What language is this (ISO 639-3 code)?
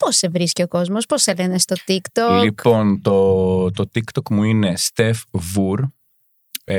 ell